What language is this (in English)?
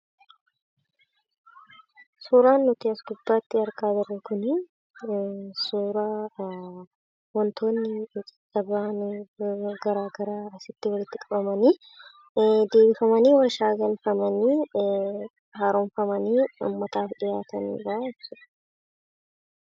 Oromo